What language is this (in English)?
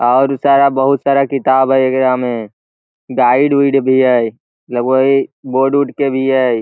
Magahi